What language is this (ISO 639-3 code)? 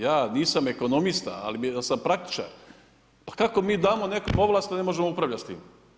hrv